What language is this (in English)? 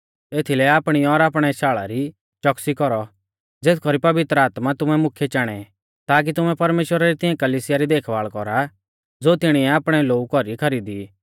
Mahasu Pahari